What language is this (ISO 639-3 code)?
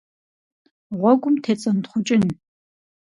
kbd